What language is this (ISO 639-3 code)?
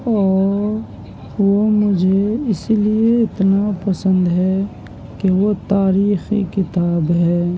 urd